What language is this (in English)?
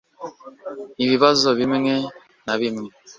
Kinyarwanda